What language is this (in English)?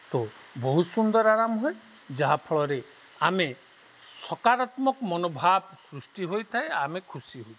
Odia